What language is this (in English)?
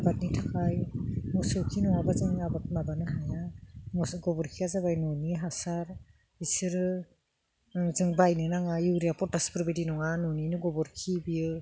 Bodo